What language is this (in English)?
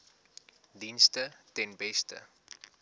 Afrikaans